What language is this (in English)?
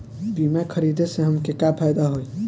Bhojpuri